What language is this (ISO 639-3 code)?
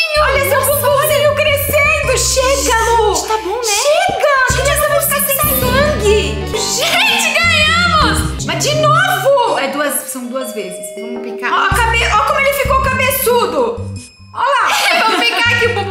por